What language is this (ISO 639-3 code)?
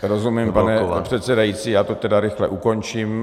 ces